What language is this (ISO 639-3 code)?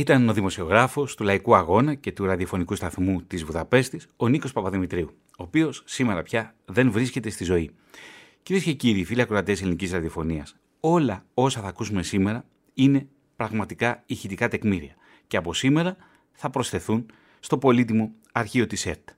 ell